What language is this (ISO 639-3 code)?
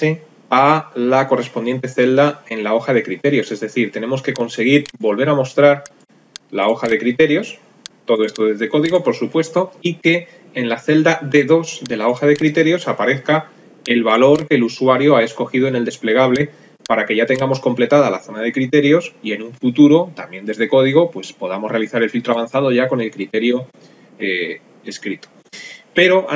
spa